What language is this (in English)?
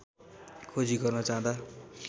Nepali